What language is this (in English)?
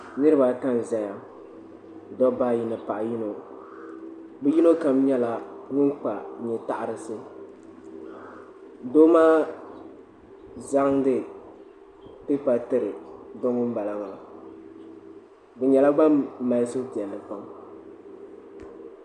Dagbani